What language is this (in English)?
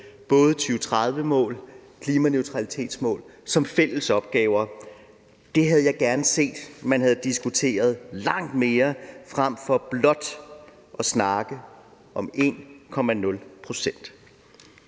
Danish